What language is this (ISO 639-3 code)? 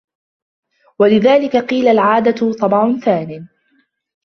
ara